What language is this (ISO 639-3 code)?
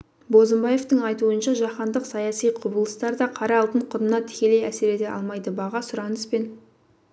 kaz